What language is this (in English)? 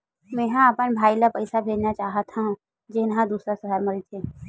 Chhattisgarhi